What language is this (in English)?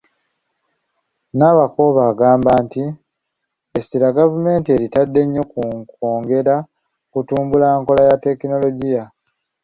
Ganda